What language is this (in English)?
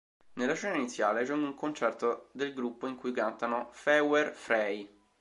Italian